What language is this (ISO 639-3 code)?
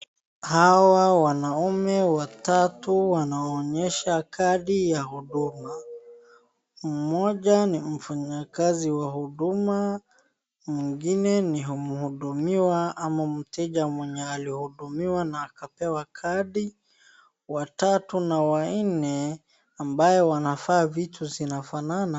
swa